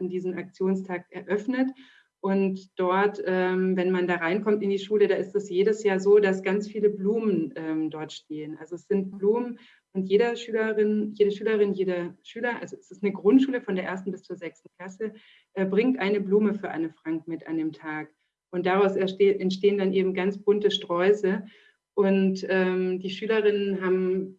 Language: German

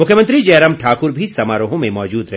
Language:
Hindi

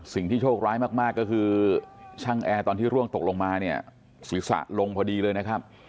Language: Thai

